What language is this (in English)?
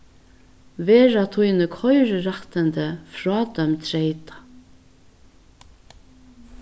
Faroese